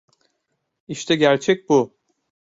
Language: Turkish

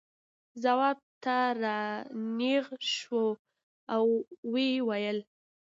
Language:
Pashto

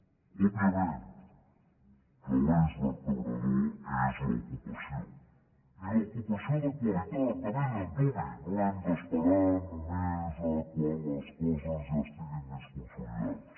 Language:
Catalan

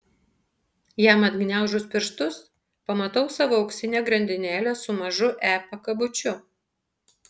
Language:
Lithuanian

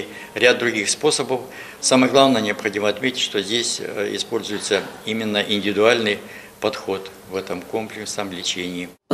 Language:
Russian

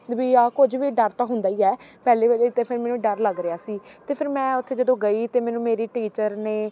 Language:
Punjabi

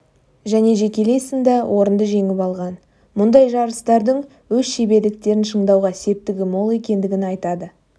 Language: Kazakh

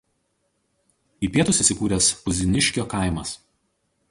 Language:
Lithuanian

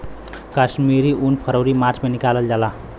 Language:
Bhojpuri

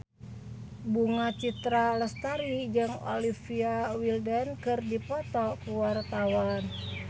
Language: Sundanese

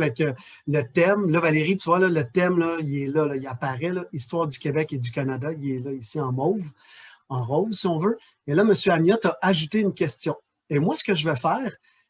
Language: French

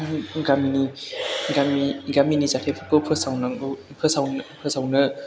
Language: Bodo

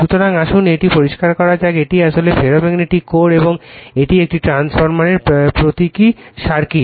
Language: Bangla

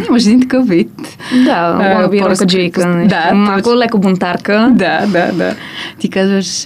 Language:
Bulgarian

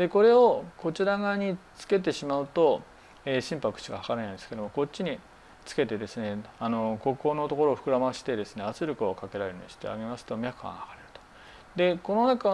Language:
Japanese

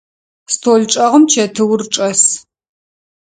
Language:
Adyghe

